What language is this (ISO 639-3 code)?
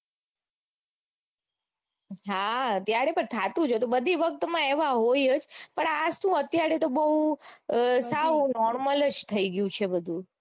guj